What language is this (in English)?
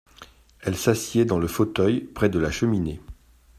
French